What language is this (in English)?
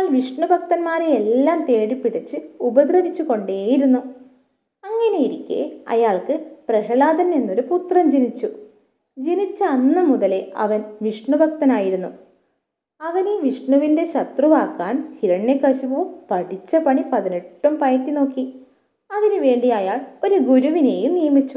Malayalam